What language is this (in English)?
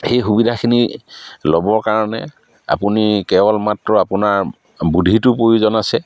Assamese